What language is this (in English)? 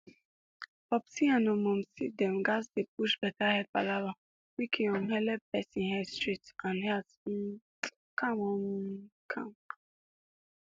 Nigerian Pidgin